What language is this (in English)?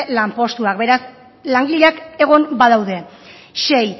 Basque